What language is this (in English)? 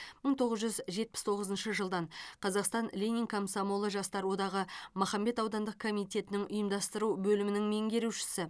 Kazakh